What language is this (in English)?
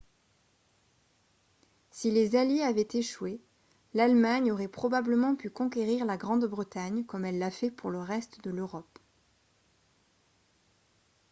French